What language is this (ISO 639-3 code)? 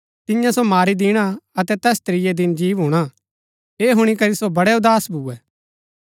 gbk